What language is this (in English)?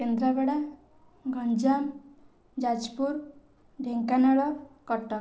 Odia